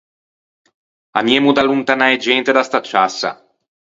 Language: Ligurian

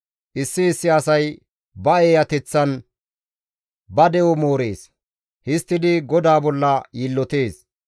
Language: Gamo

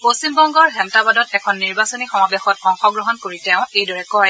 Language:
Assamese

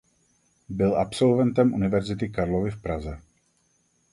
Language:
Czech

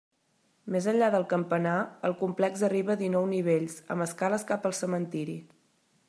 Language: Catalan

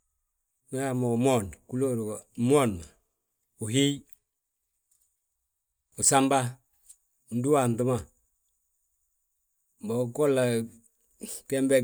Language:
Balanta-Ganja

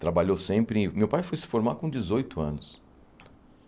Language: Portuguese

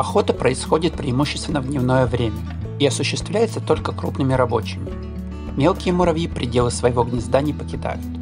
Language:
Russian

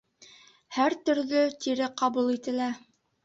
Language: Bashkir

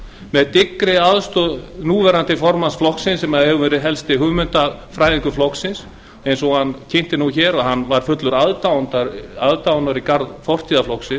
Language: Icelandic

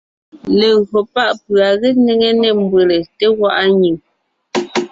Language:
Ngiemboon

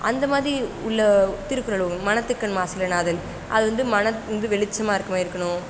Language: Tamil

